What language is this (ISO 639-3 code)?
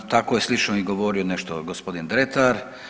hrv